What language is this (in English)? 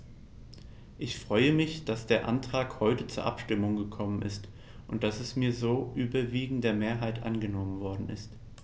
German